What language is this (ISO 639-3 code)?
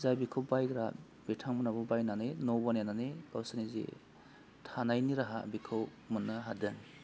brx